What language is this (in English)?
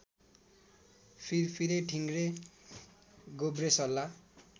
Nepali